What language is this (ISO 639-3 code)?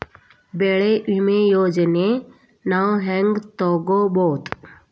kan